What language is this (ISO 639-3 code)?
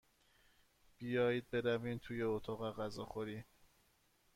fas